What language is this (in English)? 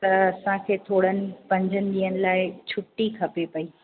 Sindhi